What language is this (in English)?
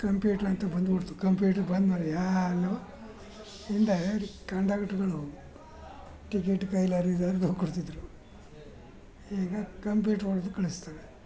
Kannada